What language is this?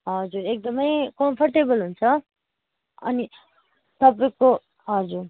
Nepali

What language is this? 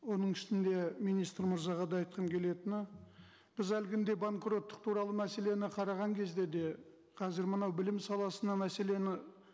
Kazakh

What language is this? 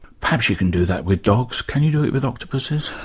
English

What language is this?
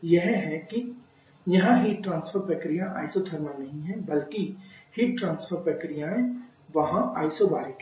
Hindi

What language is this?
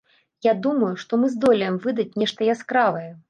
Belarusian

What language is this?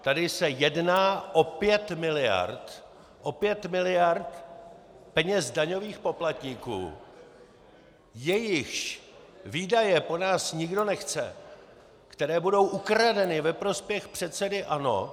Czech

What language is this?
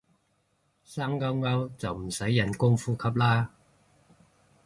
Cantonese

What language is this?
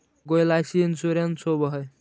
Magahi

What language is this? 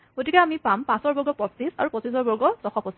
Assamese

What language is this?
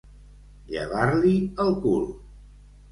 Catalan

